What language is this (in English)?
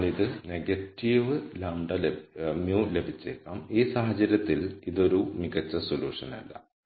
Malayalam